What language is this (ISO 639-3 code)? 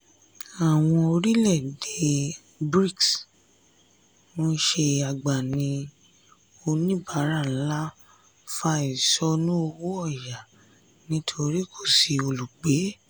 yor